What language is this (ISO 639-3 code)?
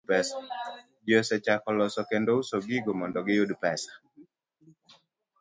luo